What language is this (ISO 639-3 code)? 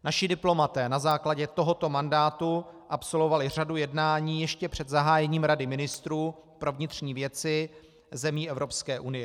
ces